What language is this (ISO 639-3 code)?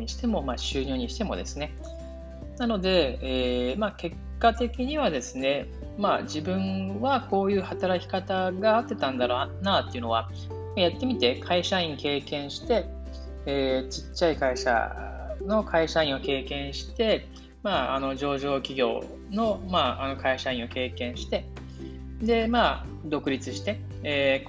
jpn